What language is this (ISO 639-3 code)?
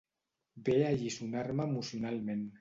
cat